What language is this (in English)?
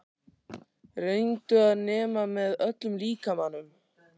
Icelandic